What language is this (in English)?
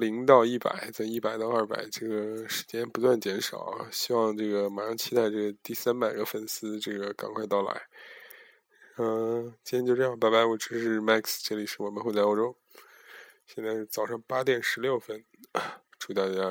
Chinese